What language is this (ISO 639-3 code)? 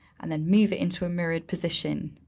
eng